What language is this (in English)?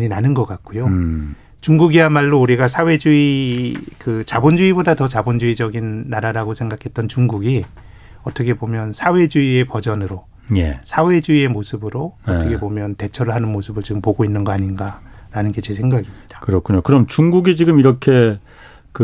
Korean